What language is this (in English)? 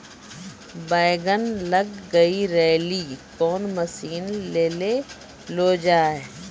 Maithili